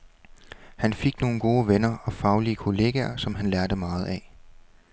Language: Danish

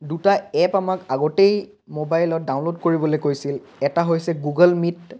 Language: Assamese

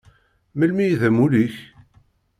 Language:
Kabyle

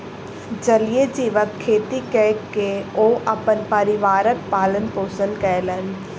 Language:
Maithili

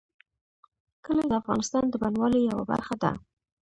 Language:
Pashto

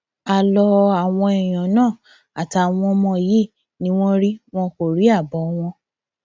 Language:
Yoruba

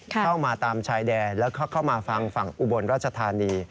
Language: Thai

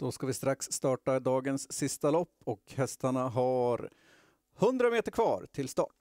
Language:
Swedish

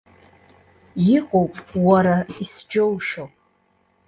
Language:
Abkhazian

